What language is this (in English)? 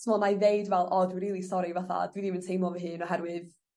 Welsh